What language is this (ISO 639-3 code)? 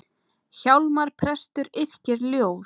isl